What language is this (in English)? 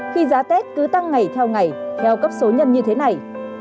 Vietnamese